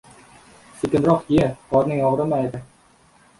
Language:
Uzbek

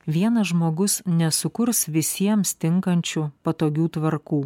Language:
Lithuanian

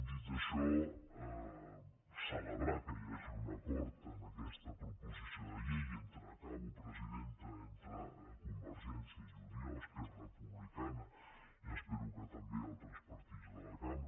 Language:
Catalan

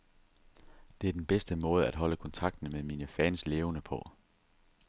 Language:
Danish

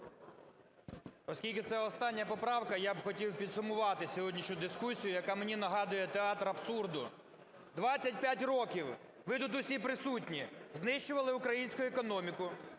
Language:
Ukrainian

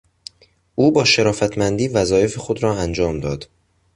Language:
Persian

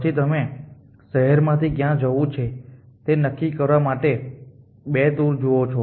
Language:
Gujarati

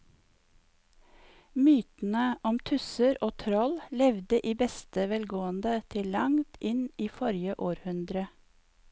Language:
Norwegian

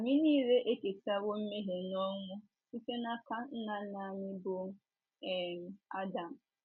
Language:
Igbo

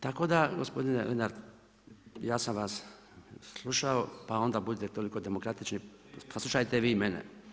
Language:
Croatian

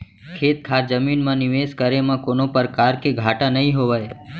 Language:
Chhattisgarhi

